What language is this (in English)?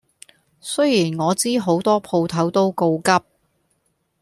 Cantonese